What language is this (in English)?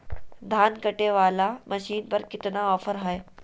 Magahi